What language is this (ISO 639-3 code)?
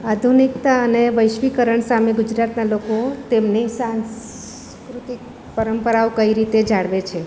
guj